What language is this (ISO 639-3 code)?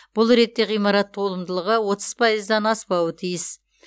kaz